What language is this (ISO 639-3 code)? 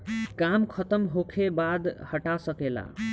bho